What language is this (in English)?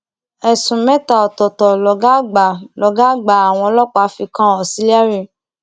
Yoruba